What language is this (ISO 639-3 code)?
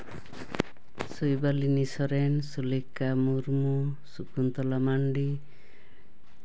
sat